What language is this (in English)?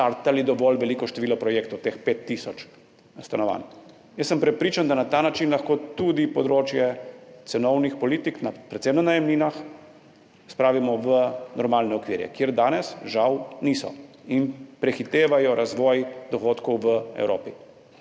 Slovenian